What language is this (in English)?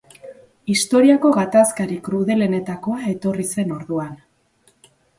Basque